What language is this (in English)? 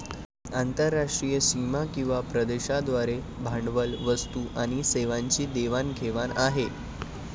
Marathi